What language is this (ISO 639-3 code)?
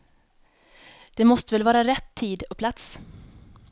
swe